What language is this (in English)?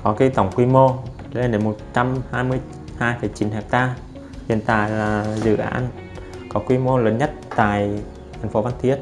Vietnamese